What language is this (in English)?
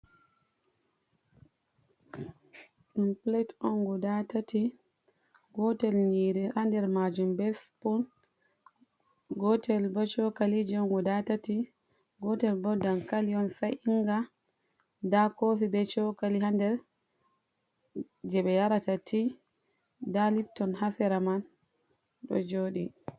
Fula